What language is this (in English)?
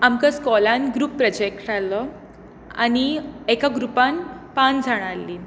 Konkani